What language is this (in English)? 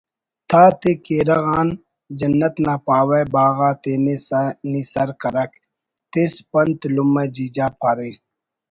Brahui